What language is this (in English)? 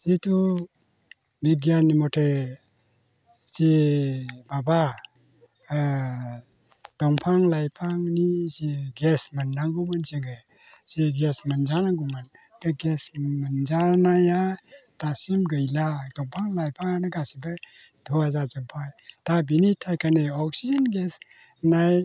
Bodo